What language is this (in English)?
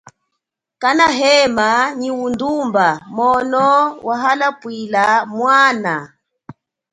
Chokwe